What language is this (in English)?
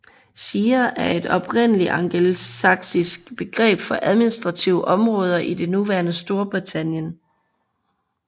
Danish